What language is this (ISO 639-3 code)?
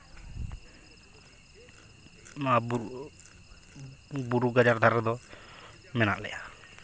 sat